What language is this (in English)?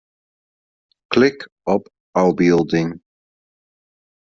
Western Frisian